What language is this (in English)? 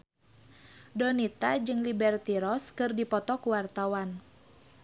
Sundanese